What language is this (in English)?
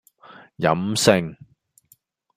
Cantonese